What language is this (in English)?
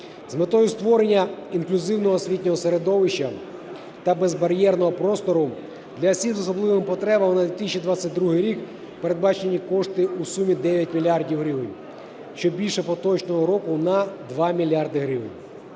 Ukrainian